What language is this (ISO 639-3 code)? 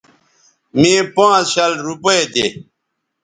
btv